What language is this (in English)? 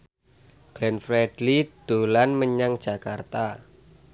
Javanese